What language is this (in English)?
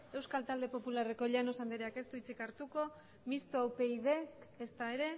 Basque